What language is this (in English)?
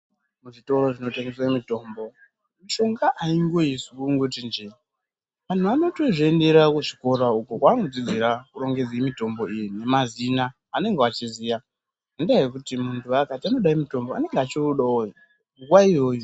Ndau